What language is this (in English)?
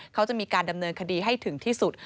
Thai